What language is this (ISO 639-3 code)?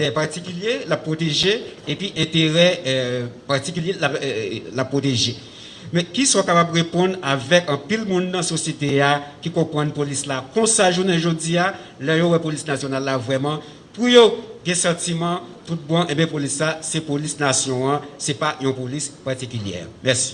fra